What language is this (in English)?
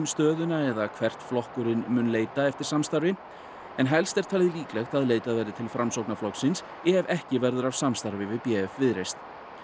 Icelandic